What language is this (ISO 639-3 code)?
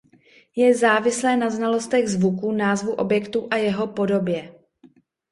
ces